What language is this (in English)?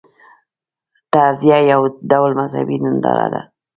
Pashto